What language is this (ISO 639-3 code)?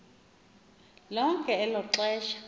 xho